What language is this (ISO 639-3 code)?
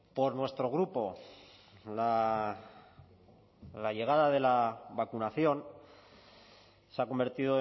spa